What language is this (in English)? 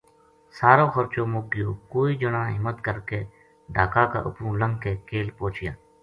Gujari